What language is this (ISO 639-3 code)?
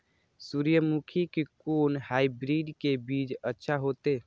mai